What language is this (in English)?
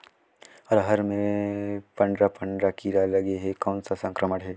Chhattisgarhi